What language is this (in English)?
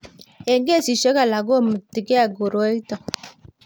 Kalenjin